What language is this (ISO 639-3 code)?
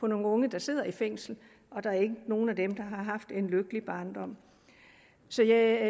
dan